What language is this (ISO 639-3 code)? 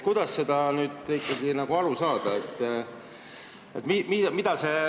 est